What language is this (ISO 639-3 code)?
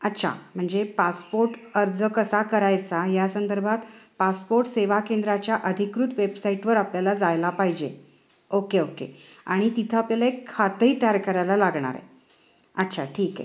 mar